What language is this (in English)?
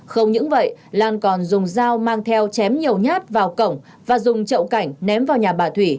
Vietnamese